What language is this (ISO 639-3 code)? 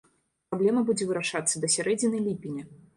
bel